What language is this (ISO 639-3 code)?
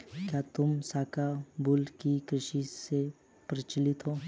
hin